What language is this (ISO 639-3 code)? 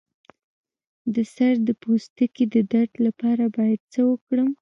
pus